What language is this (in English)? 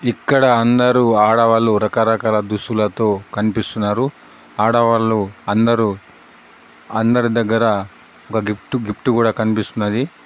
Telugu